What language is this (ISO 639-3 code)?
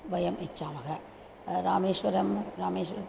san